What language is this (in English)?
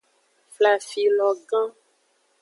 Aja (Benin)